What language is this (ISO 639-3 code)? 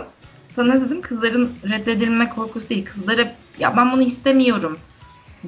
tur